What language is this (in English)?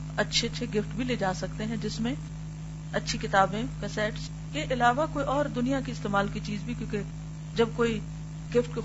Urdu